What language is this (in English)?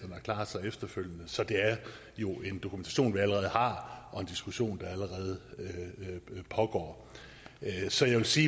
Danish